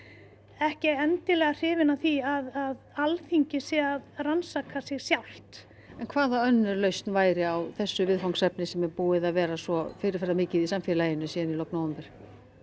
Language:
Icelandic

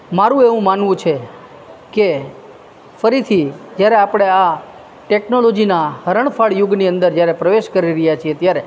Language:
Gujarati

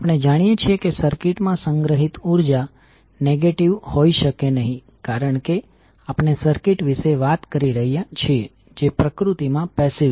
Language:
Gujarati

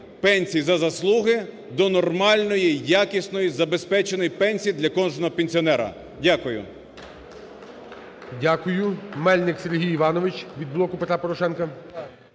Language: Ukrainian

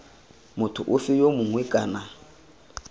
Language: Tswana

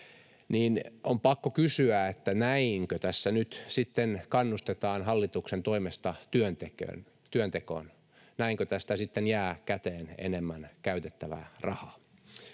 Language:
Finnish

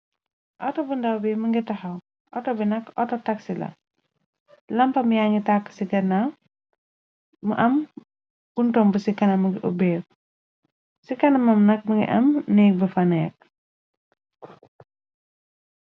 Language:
Wolof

